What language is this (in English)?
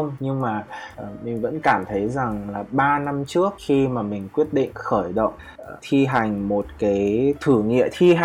Vietnamese